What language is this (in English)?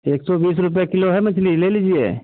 Hindi